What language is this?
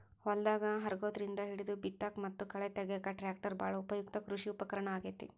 Kannada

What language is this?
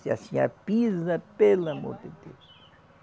Portuguese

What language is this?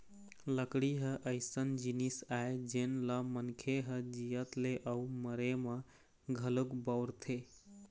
Chhattisgarhi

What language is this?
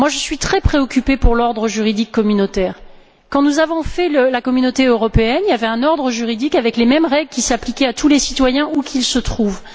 French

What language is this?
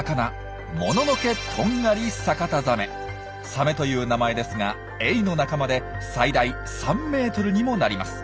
Japanese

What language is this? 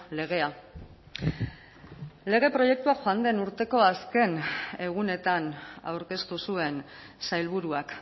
Basque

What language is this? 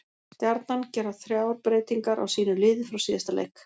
Icelandic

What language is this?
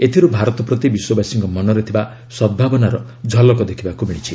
Odia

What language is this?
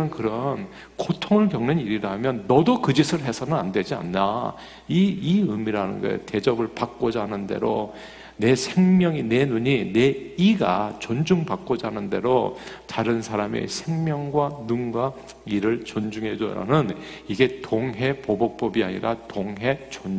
Korean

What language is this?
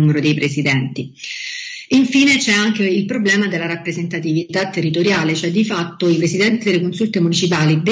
Italian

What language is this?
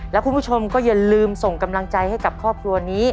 Thai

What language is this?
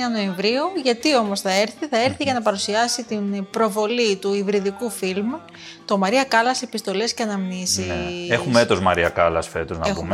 Greek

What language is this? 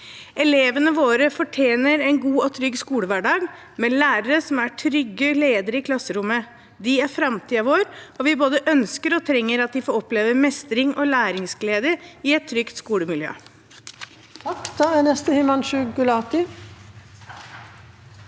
Norwegian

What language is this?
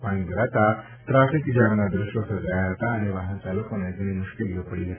Gujarati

